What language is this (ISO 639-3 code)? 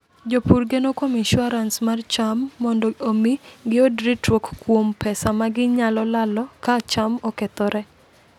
luo